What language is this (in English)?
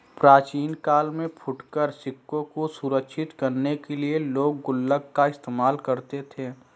Hindi